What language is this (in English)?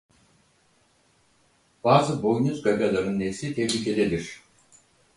Turkish